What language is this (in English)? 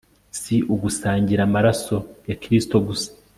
Kinyarwanda